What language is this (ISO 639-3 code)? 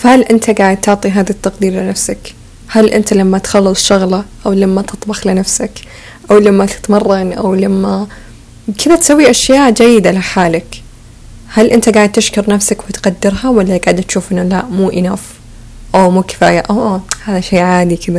ara